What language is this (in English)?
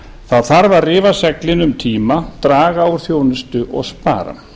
Icelandic